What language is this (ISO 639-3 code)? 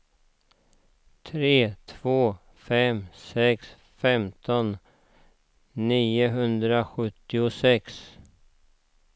swe